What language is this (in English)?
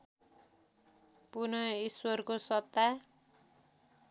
Nepali